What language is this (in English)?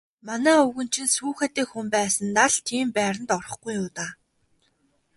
Mongolian